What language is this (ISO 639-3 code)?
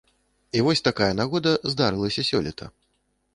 bel